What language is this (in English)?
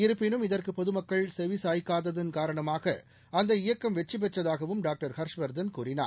Tamil